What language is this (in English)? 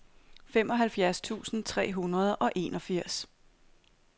Danish